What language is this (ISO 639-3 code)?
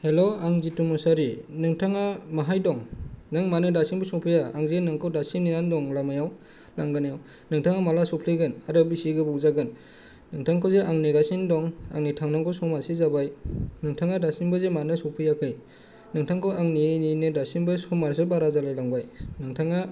brx